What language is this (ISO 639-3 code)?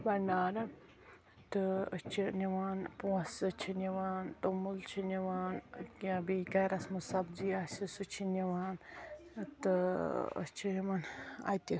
kas